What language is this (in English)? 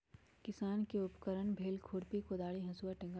Magahi